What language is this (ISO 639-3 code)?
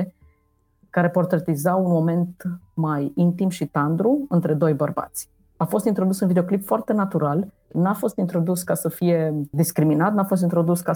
ron